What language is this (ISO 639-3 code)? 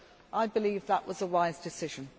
eng